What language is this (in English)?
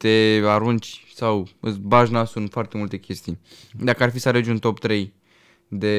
Romanian